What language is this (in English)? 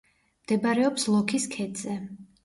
Georgian